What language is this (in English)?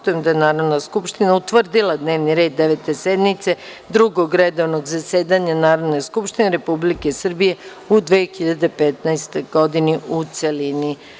Serbian